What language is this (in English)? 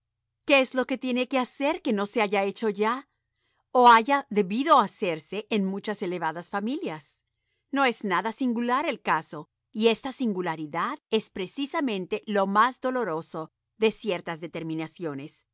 Spanish